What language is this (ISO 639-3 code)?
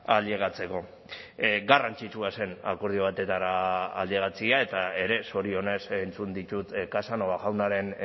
eus